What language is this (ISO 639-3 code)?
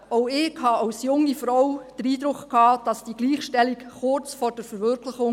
gsw